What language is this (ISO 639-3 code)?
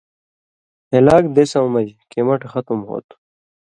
mvy